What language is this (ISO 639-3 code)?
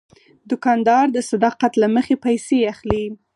pus